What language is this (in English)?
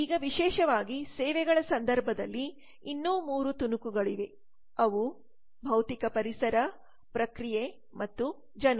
Kannada